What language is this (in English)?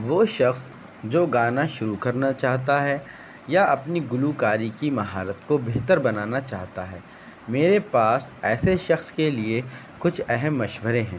Urdu